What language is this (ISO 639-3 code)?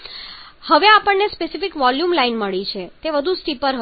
guj